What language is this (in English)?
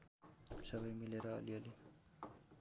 Nepali